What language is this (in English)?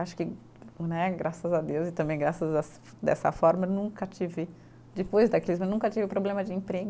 Portuguese